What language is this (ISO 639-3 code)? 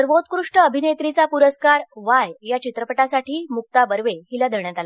mar